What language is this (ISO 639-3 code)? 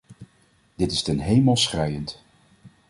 nld